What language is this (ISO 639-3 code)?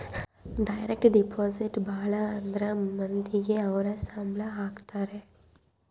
kan